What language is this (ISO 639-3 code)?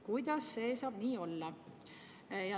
est